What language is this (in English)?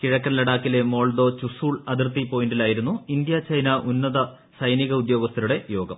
Malayalam